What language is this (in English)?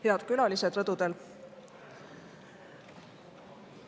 Estonian